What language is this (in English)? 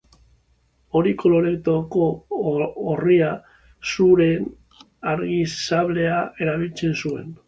Basque